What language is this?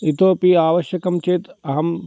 Sanskrit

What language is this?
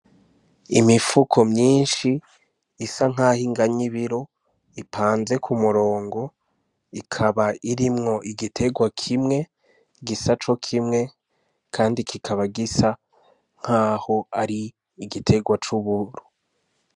Rundi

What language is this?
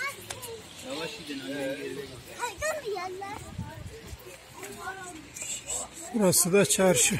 Turkish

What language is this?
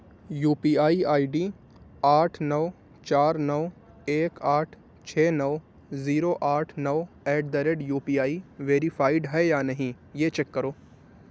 Urdu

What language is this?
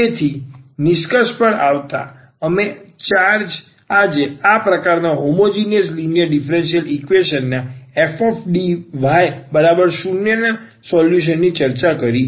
Gujarati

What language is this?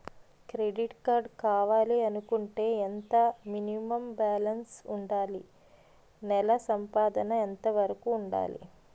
Telugu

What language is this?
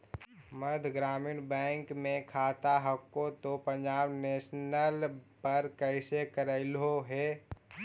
Magahi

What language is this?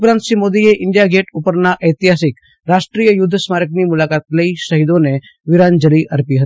Gujarati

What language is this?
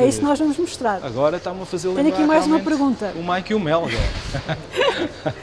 Portuguese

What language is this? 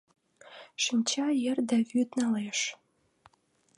Mari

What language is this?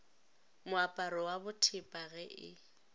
Northern Sotho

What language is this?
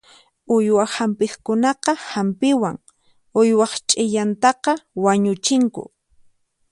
Puno Quechua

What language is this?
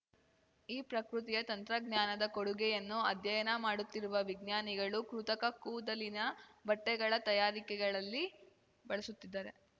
Kannada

